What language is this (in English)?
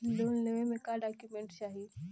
Bhojpuri